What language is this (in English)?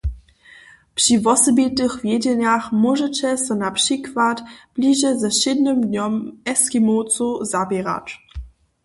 Upper Sorbian